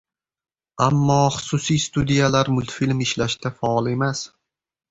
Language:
Uzbek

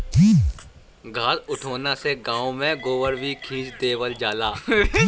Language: Bhojpuri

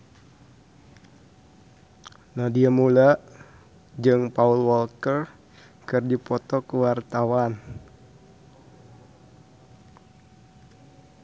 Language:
Sundanese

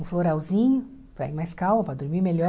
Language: Portuguese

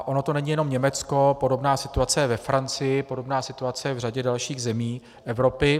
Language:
Czech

